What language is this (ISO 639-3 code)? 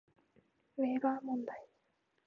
jpn